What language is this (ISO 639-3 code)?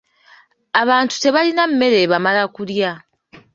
lug